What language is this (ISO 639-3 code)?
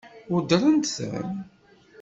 kab